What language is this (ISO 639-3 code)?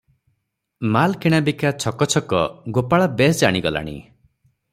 ori